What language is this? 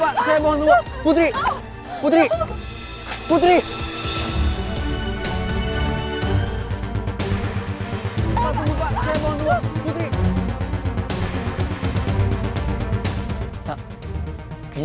Indonesian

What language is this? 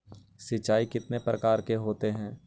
Magahi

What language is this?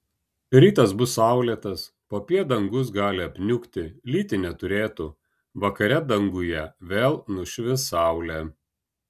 Lithuanian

